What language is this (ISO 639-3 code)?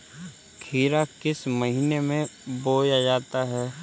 hin